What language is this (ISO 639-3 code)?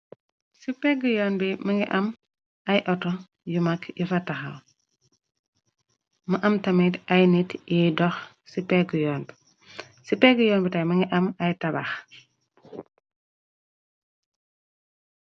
wol